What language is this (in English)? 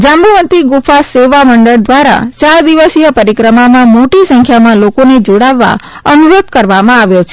Gujarati